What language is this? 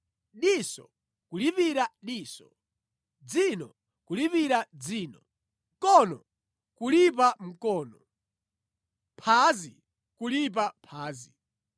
Nyanja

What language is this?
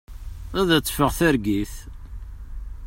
Kabyle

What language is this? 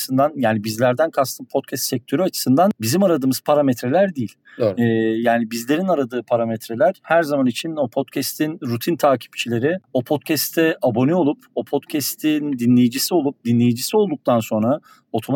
Turkish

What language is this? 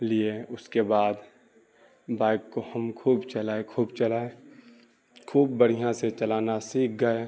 Urdu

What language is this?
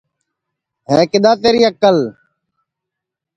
Sansi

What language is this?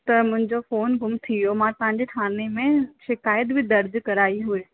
Sindhi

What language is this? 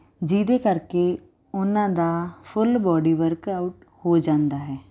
Punjabi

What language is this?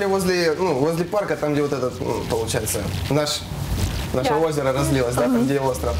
Russian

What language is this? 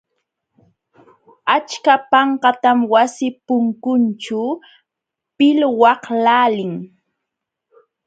Jauja Wanca Quechua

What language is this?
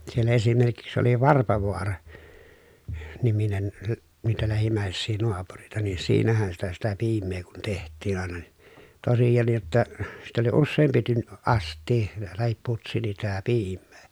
Finnish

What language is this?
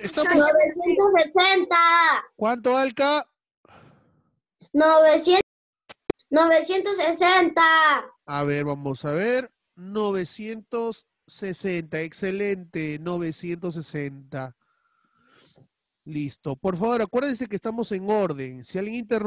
Spanish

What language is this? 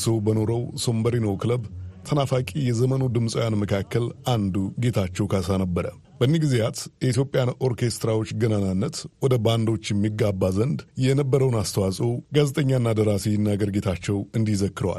Amharic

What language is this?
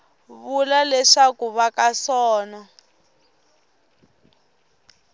Tsonga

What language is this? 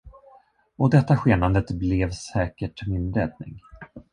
Swedish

